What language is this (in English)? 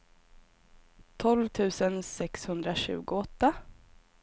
Swedish